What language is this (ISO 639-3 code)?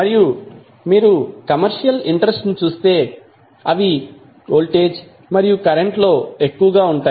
tel